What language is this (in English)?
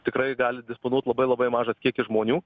Lithuanian